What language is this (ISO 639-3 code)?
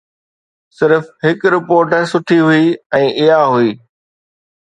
snd